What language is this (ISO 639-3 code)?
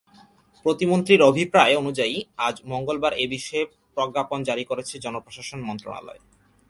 ben